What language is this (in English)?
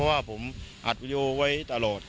Thai